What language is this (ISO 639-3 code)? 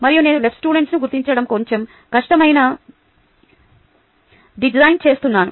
tel